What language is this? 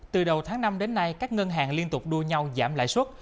Vietnamese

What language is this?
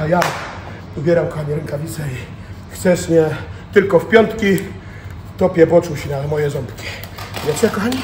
Polish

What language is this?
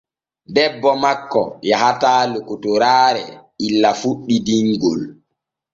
Borgu Fulfulde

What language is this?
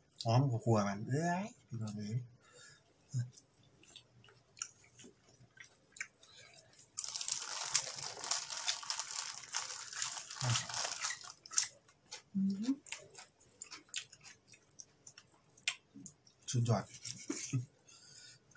Thai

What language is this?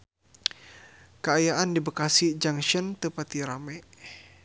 Sundanese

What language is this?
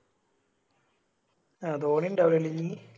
Malayalam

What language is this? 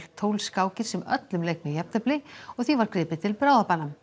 Icelandic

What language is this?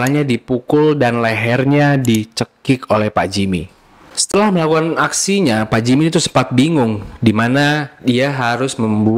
Indonesian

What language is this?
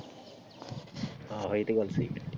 Punjabi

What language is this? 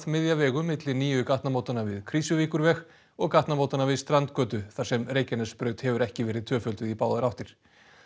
Icelandic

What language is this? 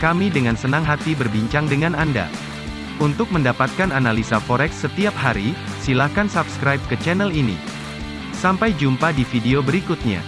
Indonesian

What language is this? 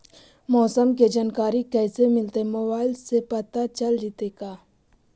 Magahi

